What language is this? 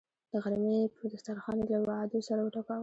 Pashto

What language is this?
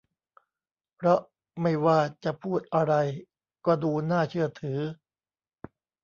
Thai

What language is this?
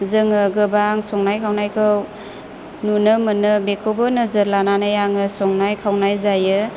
Bodo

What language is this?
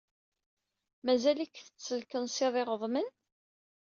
Kabyle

